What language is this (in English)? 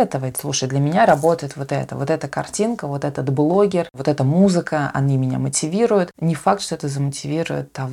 Russian